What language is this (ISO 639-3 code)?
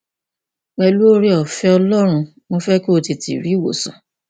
yor